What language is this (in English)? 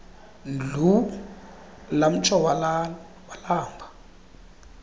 Xhosa